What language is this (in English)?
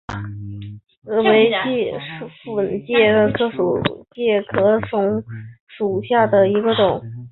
Chinese